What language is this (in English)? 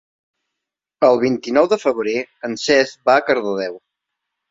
Catalan